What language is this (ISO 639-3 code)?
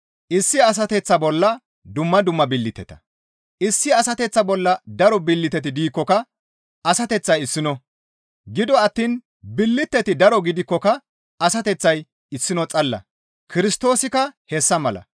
gmv